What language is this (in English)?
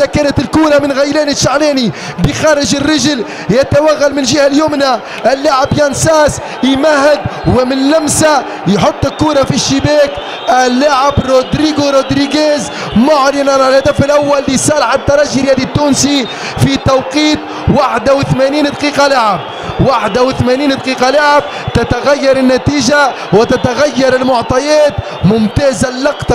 Arabic